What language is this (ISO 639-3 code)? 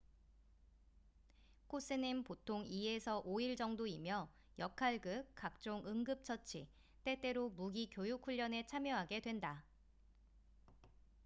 kor